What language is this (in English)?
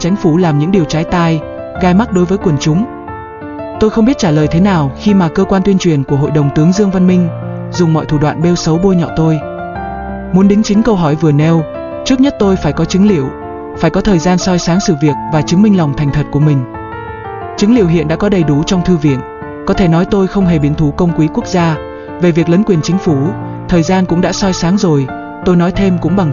Vietnamese